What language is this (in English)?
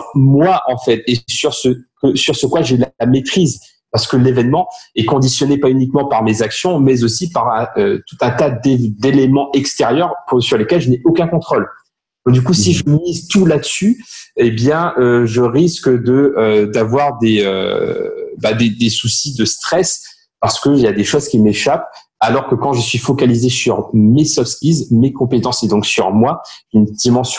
French